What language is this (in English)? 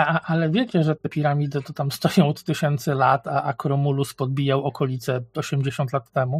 Polish